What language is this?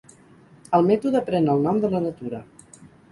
Catalan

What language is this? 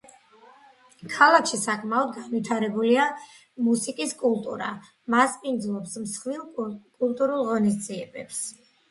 Georgian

